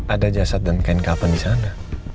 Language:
Indonesian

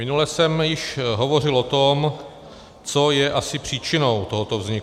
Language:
Czech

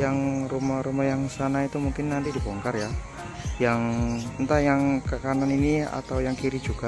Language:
Indonesian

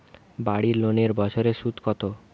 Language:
Bangla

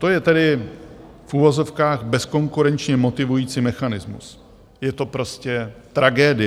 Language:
Czech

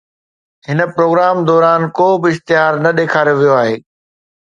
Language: Sindhi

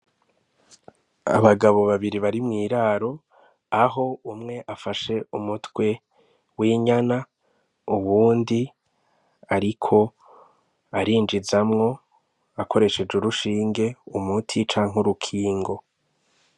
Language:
Rundi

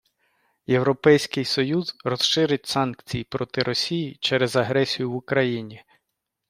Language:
Ukrainian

